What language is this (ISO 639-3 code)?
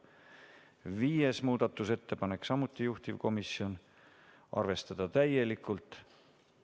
est